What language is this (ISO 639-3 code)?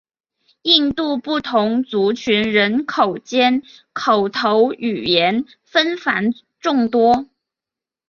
zho